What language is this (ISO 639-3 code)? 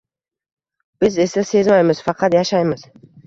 uzb